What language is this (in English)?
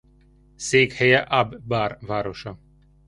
Hungarian